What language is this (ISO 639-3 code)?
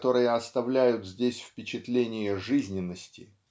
rus